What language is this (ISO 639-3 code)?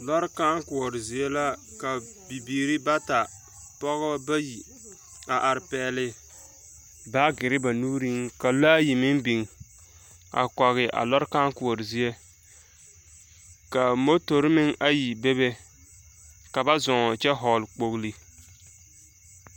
dga